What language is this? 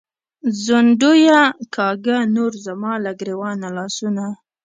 Pashto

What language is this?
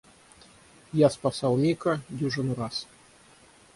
Russian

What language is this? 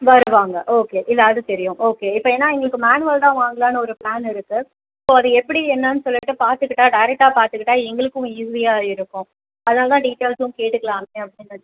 Tamil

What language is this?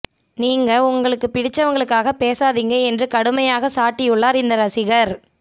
Tamil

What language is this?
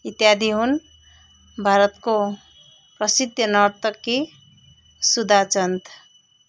Nepali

